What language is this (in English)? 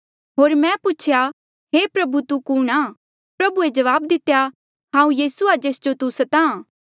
Mandeali